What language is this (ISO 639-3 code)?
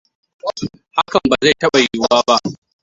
hau